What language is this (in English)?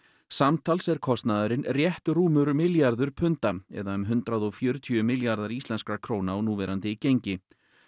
Icelandic